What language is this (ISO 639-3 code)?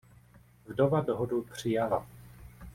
ces